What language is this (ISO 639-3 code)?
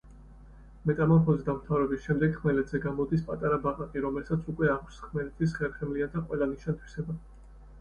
kat